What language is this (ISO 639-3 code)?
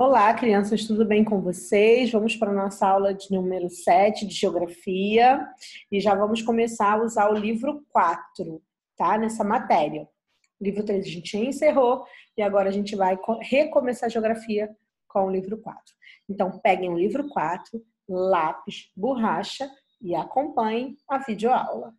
por